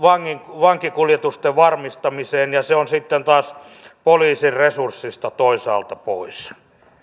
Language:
Finnish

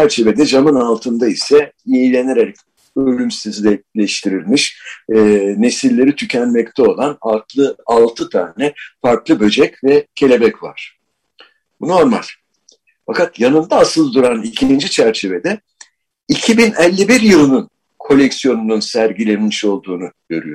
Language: Turkish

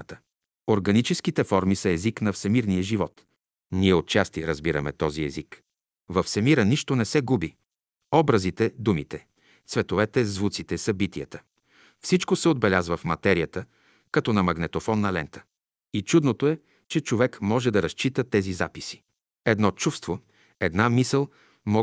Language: Bulgarian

